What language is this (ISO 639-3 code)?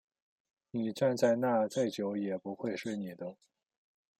zho